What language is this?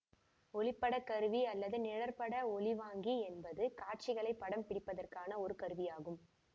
Tamil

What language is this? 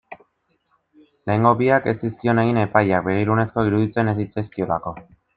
Basque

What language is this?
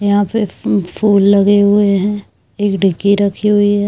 Hindi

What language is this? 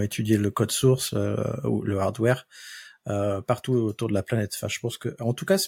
French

